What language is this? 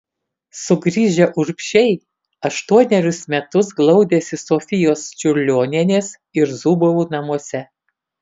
Lithuanian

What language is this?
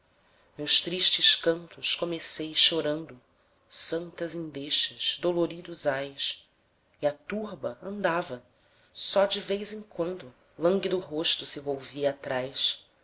Portuguese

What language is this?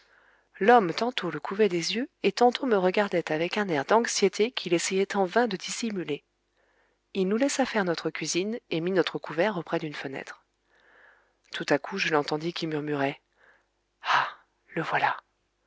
French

